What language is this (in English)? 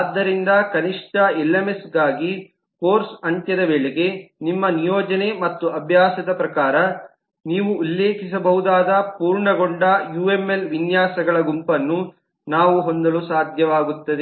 Kannada